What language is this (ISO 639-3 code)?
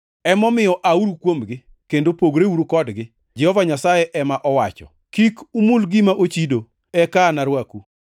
luo